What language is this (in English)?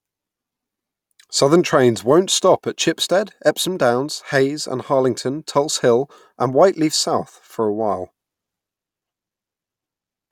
English